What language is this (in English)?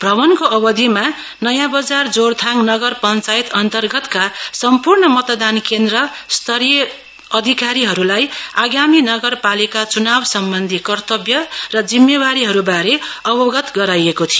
Nepali